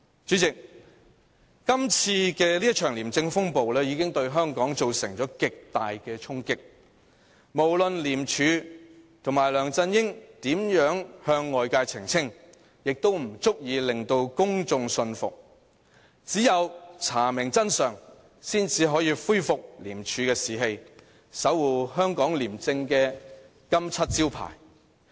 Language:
Cantonese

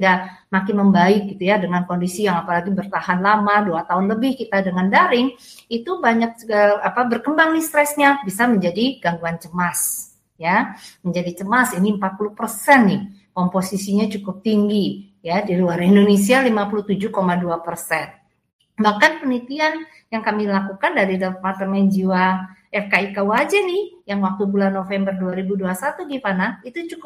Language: Indonesian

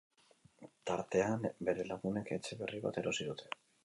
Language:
Basque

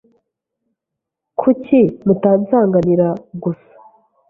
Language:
Kinyarwanda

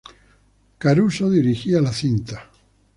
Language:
Spanish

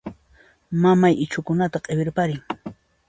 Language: Puno Quechua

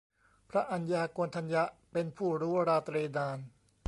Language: Thai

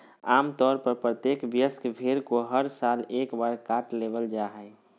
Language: Magahi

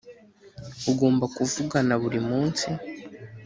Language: Kinyarwanda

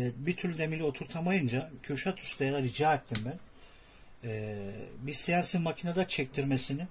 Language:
Turkish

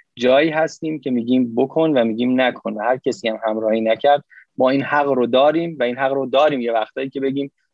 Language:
Persian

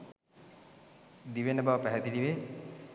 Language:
Sinhala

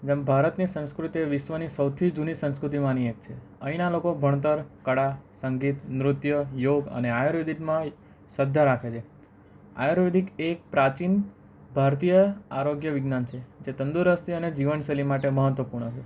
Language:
Gujarati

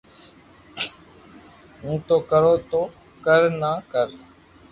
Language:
Loarki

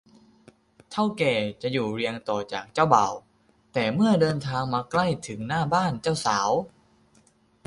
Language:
Thai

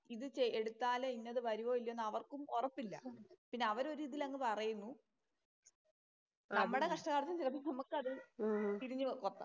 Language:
Malayalam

